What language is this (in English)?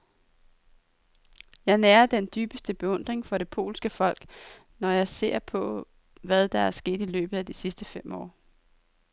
Danish